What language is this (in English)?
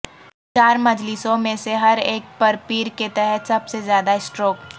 Urdu